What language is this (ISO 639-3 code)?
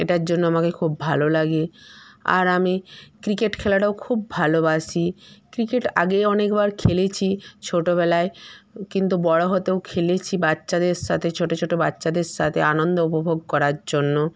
ben